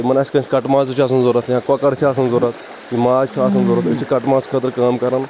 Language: Kashmiri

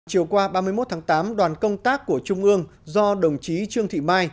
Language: Vietnamese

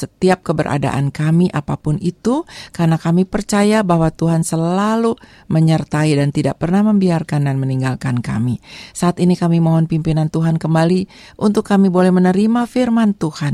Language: Indonesian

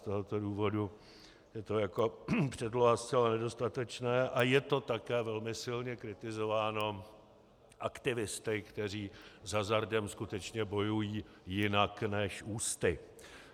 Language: Czech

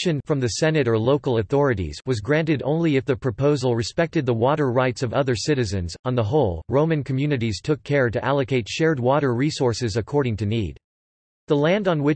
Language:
English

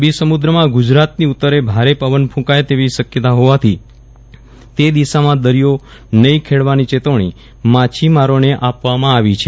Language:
Gujarati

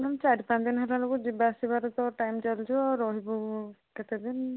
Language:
Odia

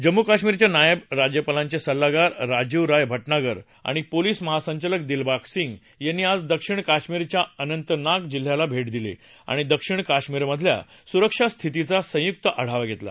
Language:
Marathi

